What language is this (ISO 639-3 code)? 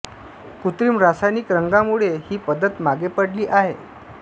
mar